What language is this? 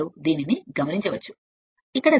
Telugu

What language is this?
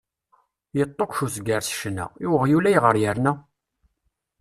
Kabyle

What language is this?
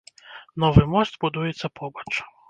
Belarusian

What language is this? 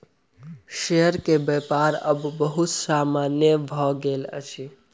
Maithili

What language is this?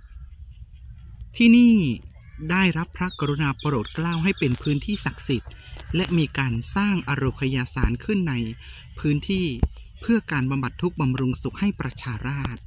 Thai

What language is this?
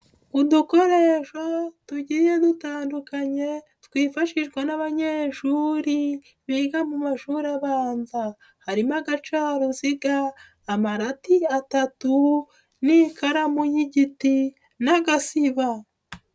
Kinyarwanda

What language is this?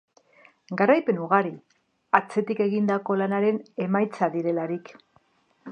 Basque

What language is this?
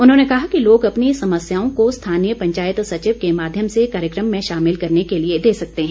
Hindi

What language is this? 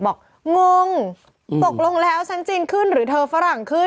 Thai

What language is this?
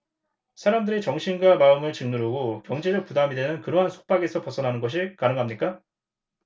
Korean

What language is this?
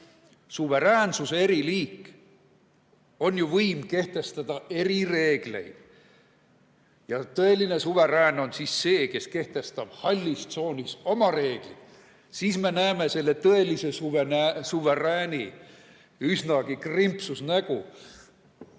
Estonian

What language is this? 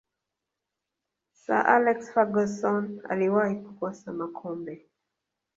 Swahili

